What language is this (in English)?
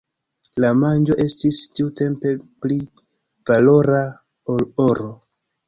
Esperanto